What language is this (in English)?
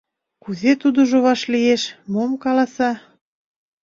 Mari